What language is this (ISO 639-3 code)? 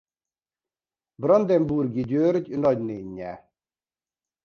hun